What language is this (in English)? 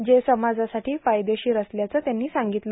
Marathi